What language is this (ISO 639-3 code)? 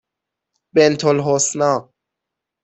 fas